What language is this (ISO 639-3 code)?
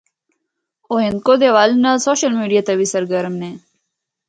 hno